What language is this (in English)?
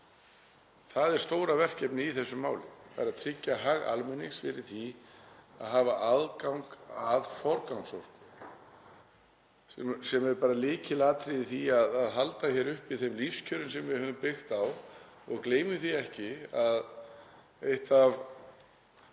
Icelandic